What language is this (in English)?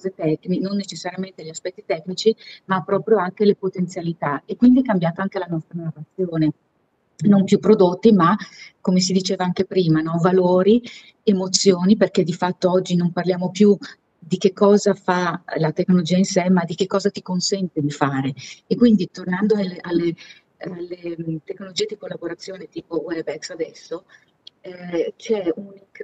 Italian